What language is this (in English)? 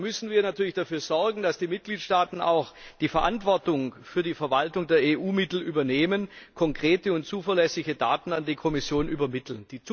German